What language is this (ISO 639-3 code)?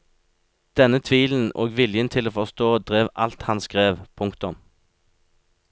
nor